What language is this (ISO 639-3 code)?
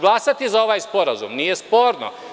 srp